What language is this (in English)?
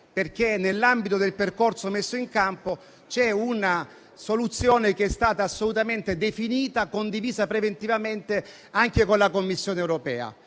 Italian